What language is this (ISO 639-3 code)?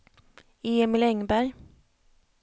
swe